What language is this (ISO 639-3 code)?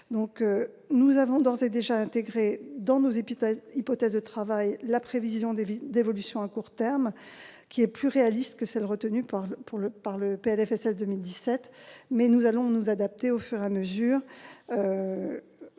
fra